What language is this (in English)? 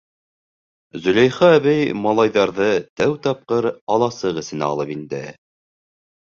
Bashkir